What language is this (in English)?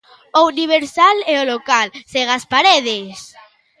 Galician